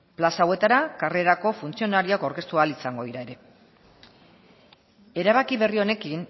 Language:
Basque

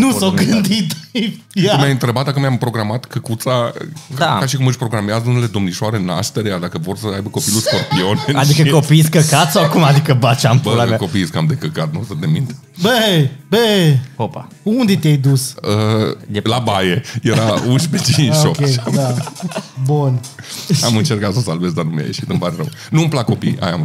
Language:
Romanian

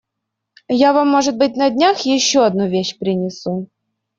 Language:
Russian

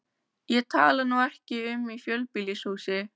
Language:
Icelandic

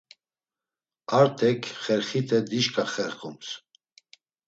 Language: Laz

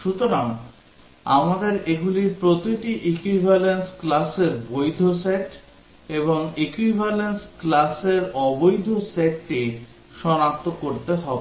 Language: Bangla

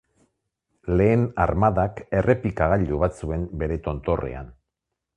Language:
Basque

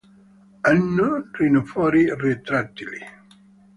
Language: Italian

